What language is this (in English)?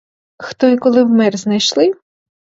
Ukrainian